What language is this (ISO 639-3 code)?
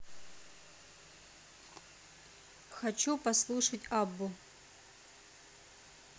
rus